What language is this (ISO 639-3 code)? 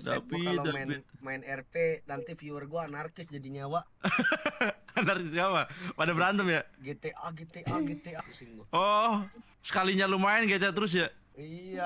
ind